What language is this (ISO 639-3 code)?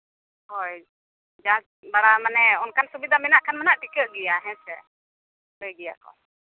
sat